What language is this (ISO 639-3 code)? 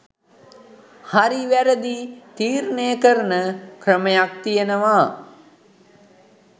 sin